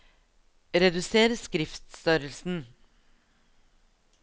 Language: Norwegian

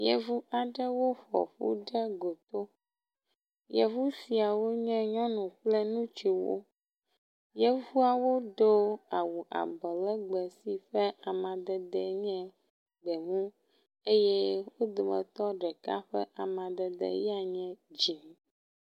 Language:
Ewe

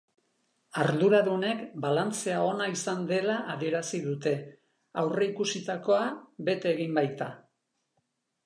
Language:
Basque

